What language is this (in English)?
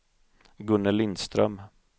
Swedish